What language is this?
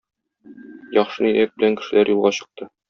Tatar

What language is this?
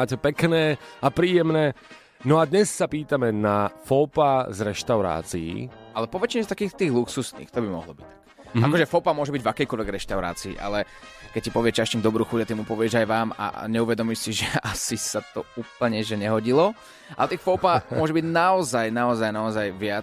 Slovak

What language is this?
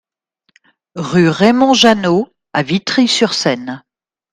French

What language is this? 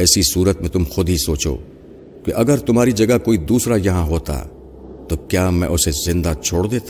Urdu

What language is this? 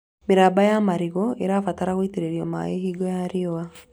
Kikuyu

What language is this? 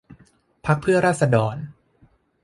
Thai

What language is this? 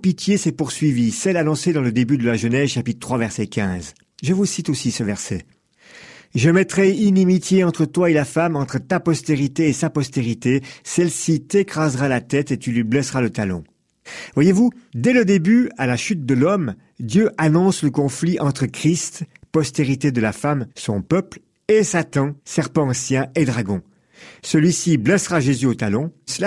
French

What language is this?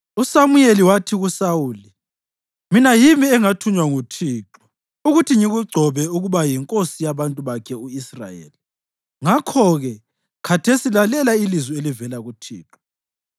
North Ndebele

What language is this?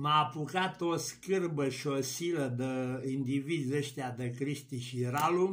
Romanian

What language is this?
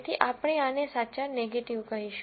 Gujarati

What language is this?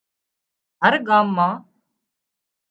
Wadiyara Koli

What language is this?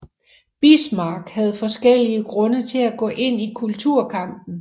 Danish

